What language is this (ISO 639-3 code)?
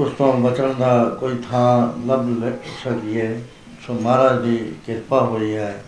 pan